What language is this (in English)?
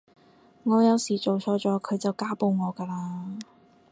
Cantonese